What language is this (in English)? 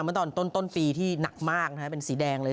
Thai